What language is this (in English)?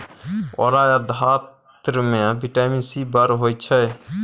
Maithili